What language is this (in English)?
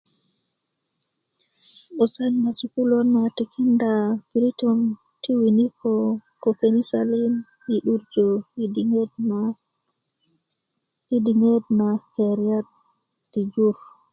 Kuku